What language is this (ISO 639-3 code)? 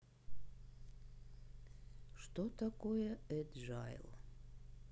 rus